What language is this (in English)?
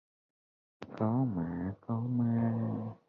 Vietnamese